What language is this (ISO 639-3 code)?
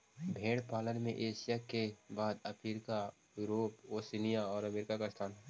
mag